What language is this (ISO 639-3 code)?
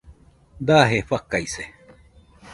hux